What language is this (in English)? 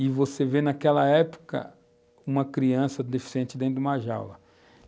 Portuguese